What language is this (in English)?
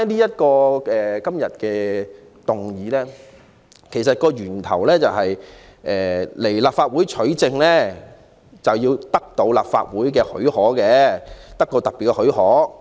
Cantonese